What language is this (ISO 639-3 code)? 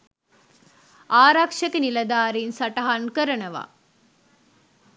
sin